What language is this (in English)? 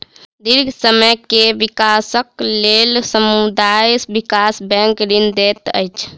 Maithili